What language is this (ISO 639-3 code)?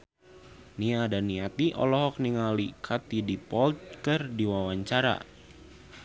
sun